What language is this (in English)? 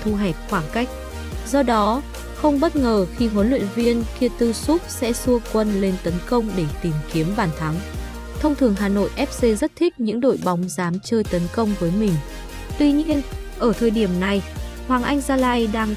Vietnamese